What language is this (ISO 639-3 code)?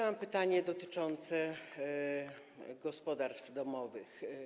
pol